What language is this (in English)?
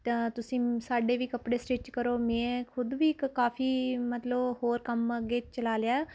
Punjabi